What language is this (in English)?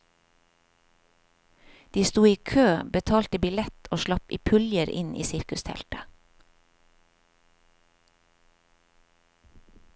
Norwegian